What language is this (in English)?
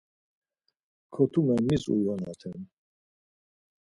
Laz